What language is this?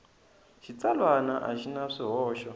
Tsonga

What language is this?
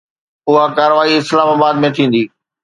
Sindhi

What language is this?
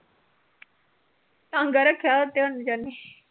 Punjabi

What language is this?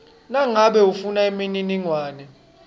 Swati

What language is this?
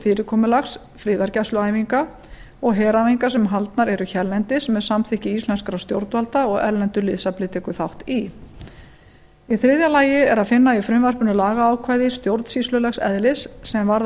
Icelandic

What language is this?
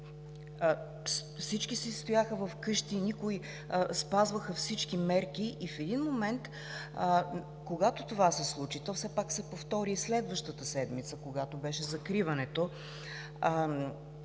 Bulgarian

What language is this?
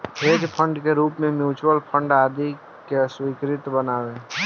Bhojpuri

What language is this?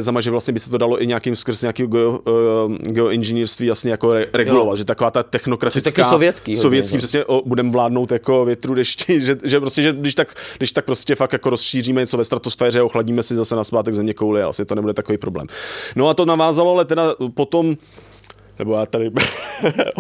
Czech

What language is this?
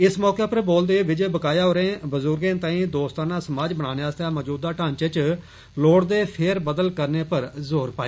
Dogri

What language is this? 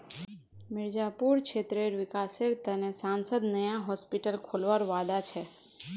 Magahi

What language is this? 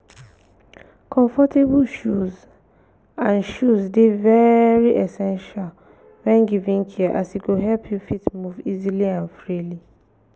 Nigerian Pidgin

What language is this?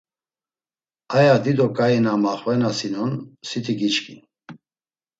Laz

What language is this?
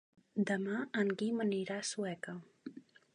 Catalan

